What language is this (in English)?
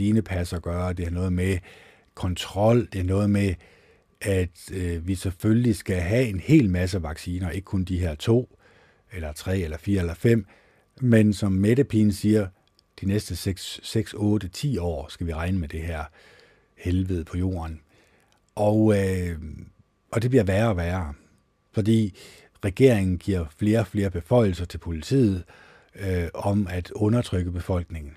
Danish